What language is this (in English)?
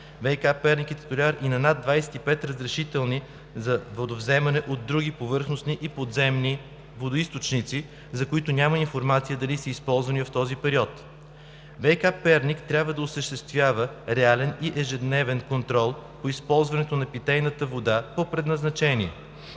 Bulgarian